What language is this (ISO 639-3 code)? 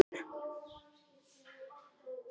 isl